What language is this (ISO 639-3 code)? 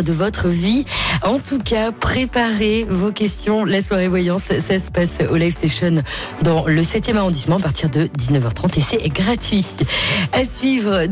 fra